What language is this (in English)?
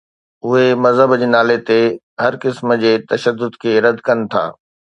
Sindhi